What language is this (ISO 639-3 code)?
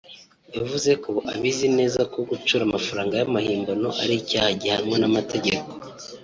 kin